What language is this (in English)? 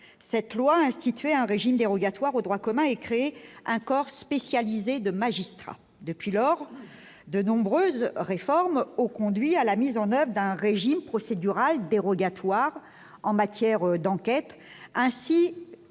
French